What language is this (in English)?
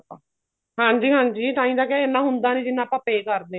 Punjabi